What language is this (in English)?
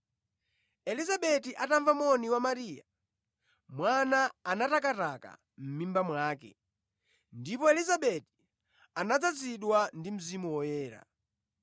Nyanja